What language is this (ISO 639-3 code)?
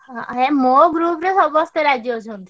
ori